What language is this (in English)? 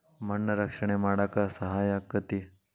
Kannada